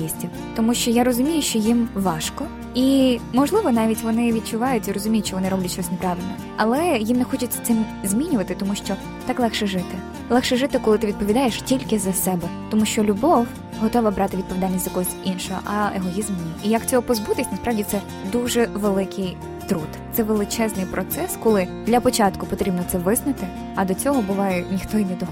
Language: Ukrainian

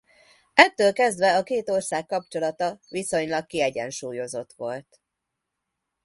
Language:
Hungarian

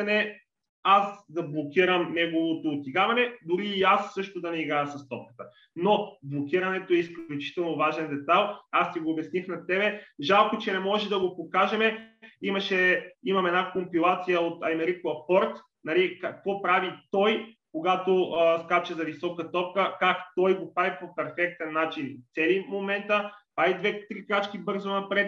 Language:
Bulgarian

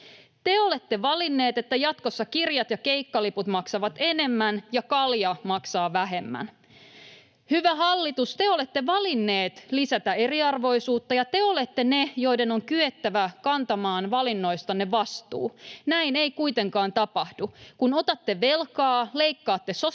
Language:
Finnish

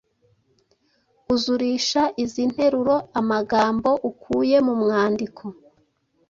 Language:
Kinyarwanda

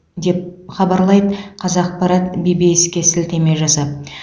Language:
Kazakh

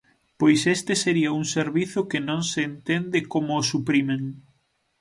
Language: Galician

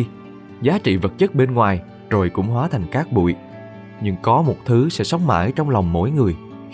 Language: Vietnamese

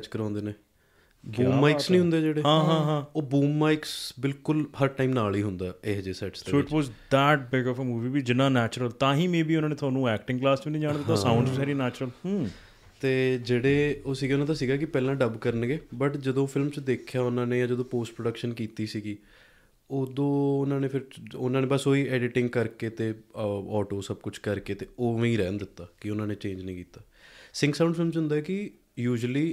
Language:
Punjabi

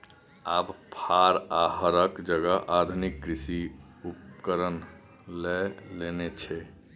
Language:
Maithili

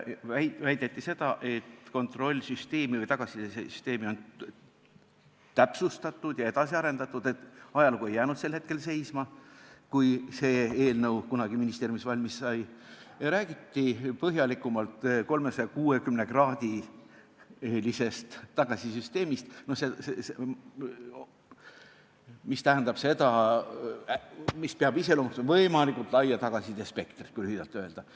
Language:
Estonian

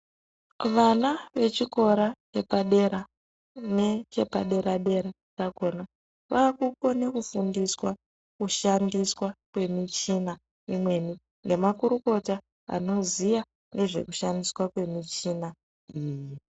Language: Ndau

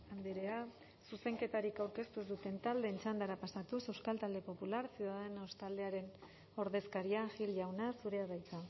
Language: Basque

